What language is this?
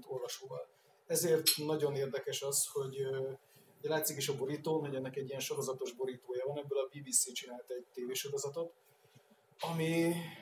Hungarian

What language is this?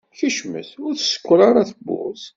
Kabyle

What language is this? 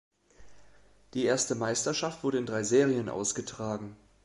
German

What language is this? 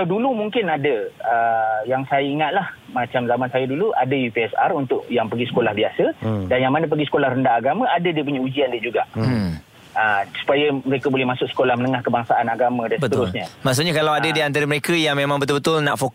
Malay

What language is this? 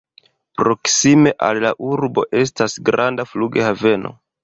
Esperanto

